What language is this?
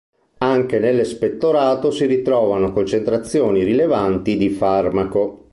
Italian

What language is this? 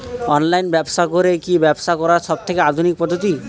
Bangla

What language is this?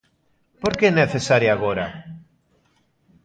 Galician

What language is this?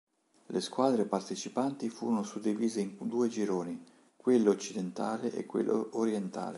Italian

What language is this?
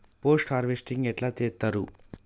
Telugu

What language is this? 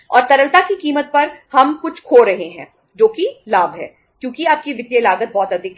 Hindi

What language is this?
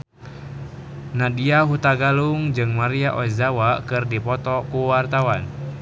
Sundanese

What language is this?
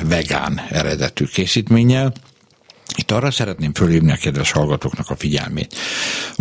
Hungarian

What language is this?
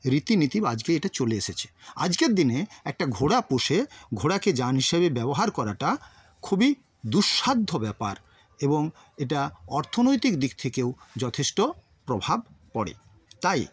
Bangla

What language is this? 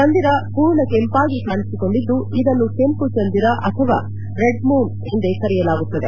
Kannada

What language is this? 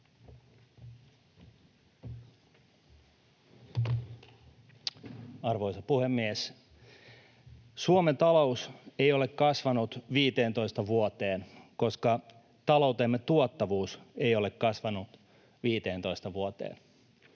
Finnish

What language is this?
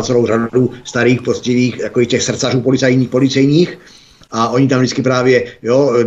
Czech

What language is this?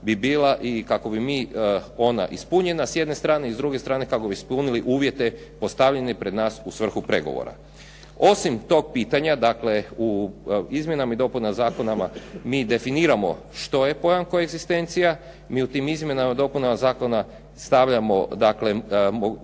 Croatian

